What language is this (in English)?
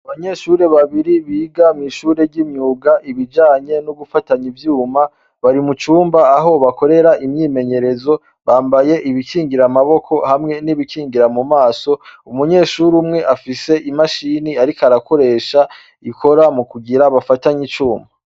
Rundi